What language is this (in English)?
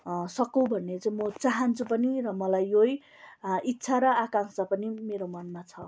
Nepali